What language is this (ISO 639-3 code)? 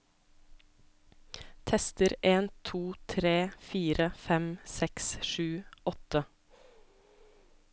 nor